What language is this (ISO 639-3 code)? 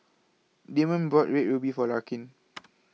eng